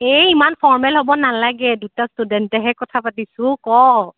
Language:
Assamese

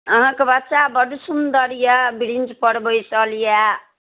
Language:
Maithili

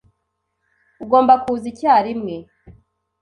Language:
Kinyarwanda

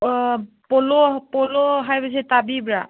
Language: Manipuri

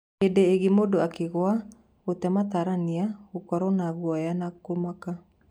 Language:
Kikuyu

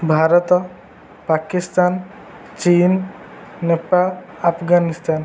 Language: Odia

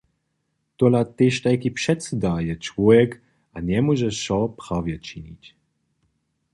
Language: Upper Sorbian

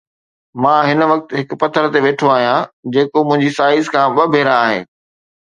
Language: Sindhi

